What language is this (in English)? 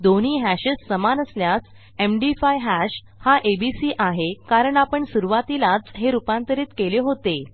Marathi